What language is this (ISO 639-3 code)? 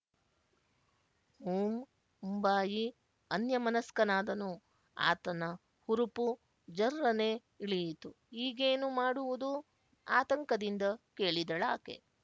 kan